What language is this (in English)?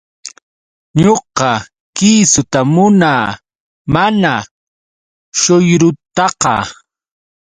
Yauyos Quechua